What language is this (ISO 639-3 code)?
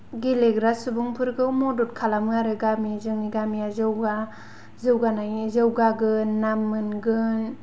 brx